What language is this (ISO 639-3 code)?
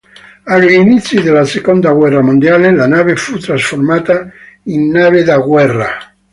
ita